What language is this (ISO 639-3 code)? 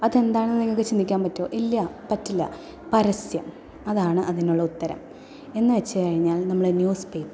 mal